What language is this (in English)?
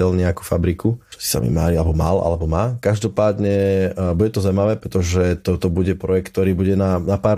Slovak